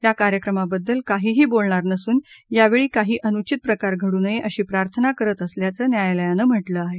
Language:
Marathi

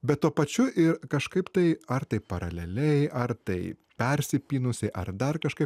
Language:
Lithuanian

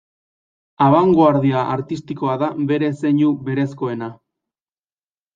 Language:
Basque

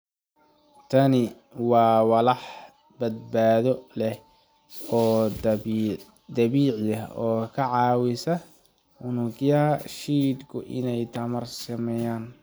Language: Somali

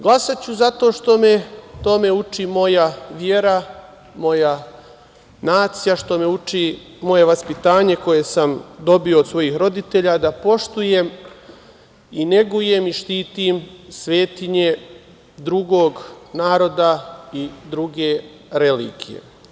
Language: Serbian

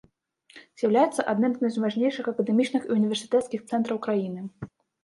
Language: Belarusian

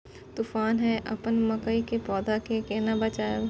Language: Maithili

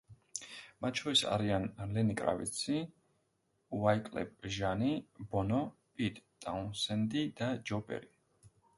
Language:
Georgian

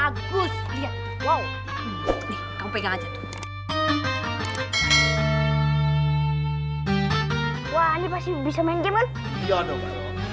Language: Indonesian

